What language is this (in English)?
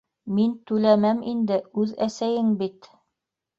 Bashkir